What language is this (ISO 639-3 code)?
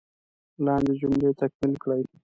pus